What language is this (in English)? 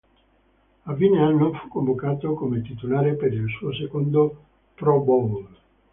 Italian